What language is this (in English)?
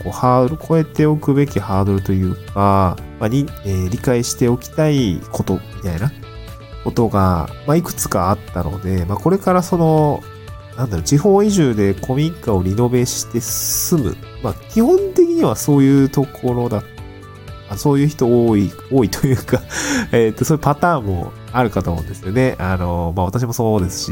Japanese